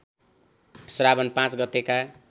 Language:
Nepali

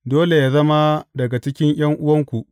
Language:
Hausa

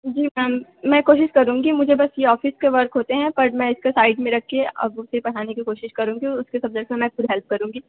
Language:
Hindi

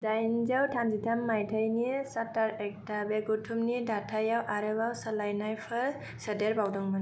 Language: Bodo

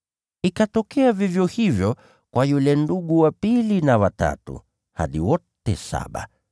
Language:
Swahili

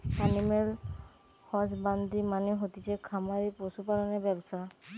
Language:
Bangla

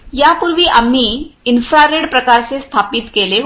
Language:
Marathi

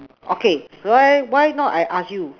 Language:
English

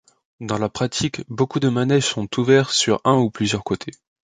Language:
French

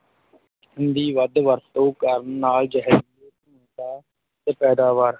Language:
Punjabi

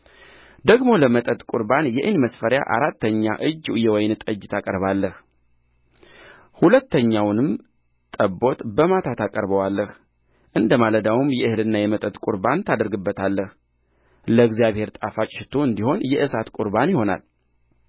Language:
Amharic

